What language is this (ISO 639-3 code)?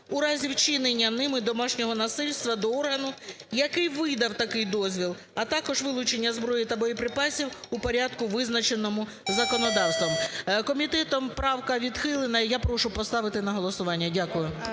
ukr